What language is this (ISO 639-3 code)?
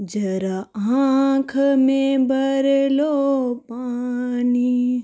doi